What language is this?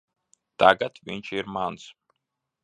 Latvian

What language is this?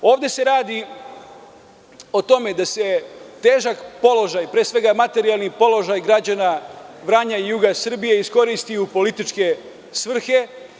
Serbian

